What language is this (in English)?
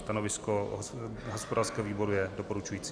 Czech